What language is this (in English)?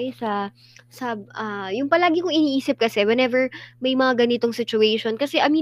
Filipino